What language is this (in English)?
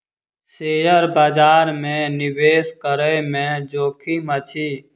Maithili